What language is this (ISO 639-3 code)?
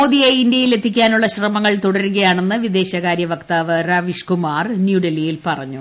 mal